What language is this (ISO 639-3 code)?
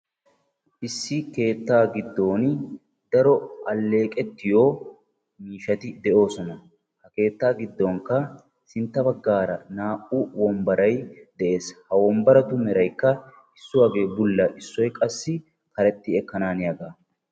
wal